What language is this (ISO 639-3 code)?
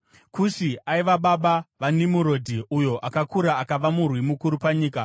sna